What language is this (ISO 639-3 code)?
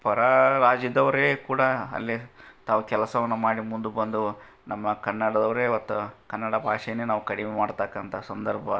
kan